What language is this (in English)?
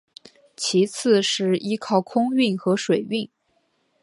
Chinese